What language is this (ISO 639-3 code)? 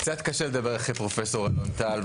heb